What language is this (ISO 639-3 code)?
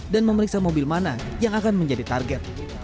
ind